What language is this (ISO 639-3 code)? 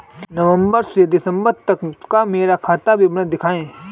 hin